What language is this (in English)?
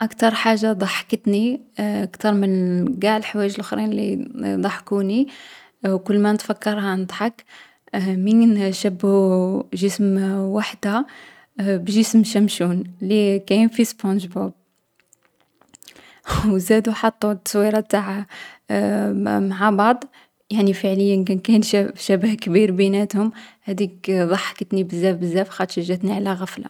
Algerian Arabic